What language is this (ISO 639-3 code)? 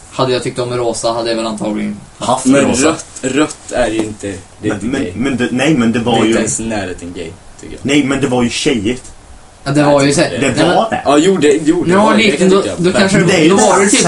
swe